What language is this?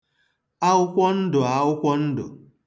Igbo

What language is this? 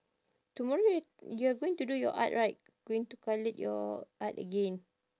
English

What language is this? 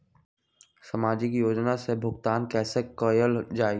Magahi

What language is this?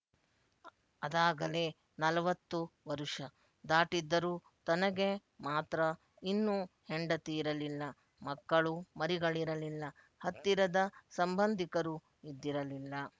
Kannada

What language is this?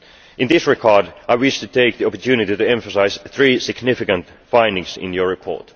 English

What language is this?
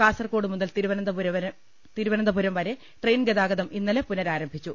Malayalam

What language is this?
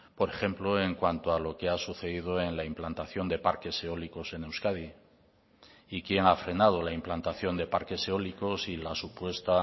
Spanish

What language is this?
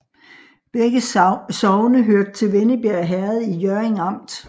Danish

